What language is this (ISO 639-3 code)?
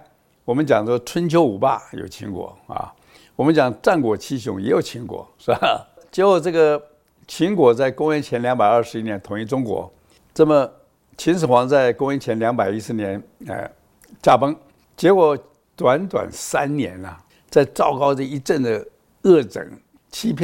zho